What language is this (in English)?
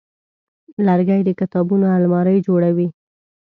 Pashto